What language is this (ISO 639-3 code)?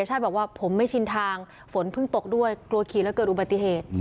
tha